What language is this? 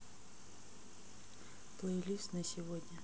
Russian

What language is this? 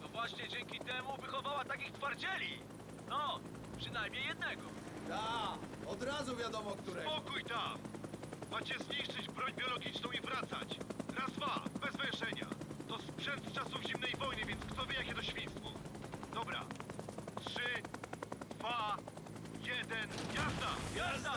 Polish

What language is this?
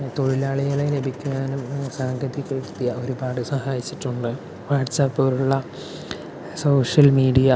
Malayalam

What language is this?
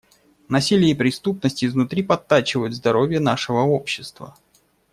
Russian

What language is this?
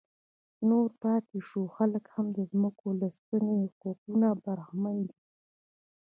Pashto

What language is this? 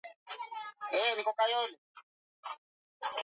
Swahili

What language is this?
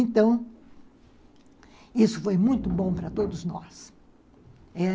Portuguese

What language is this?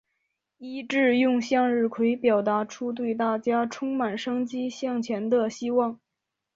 Chinese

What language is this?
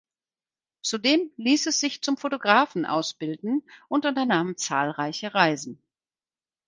German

